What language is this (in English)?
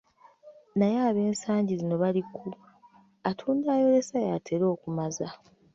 Ganda